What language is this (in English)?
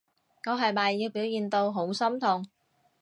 Cantonese